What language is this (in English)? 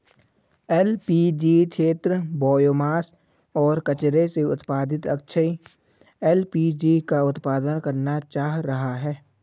Hindi